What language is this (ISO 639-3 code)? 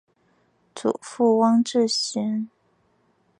zho